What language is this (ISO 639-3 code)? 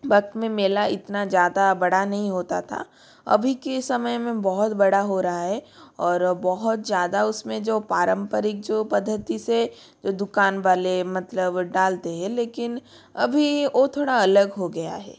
hin